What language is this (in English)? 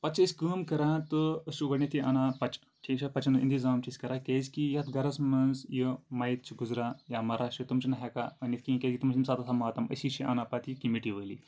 Kashmiri